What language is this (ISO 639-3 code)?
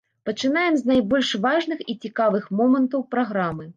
bel